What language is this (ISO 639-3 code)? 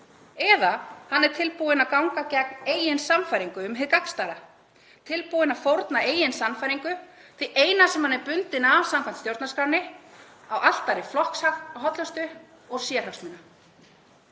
isl